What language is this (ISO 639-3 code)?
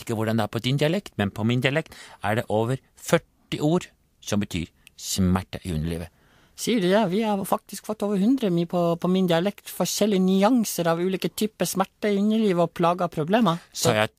nor